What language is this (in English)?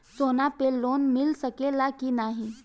Bhojpuri